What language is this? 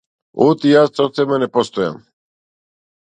Macedonian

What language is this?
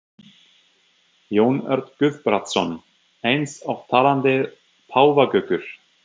Icelandic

